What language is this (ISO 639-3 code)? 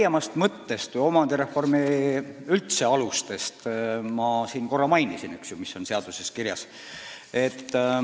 est